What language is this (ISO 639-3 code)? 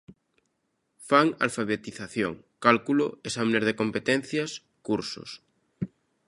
glg